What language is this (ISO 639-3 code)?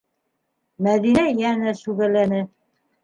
bak